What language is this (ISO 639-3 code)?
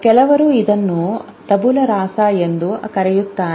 kan